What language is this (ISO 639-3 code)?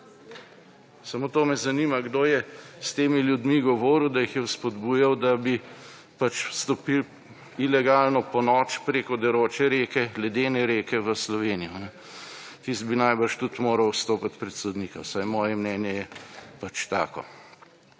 slv